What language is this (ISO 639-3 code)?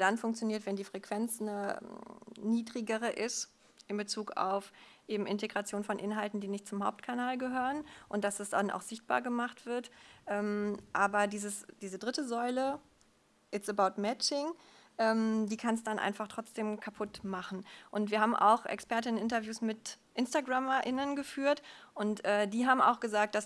deu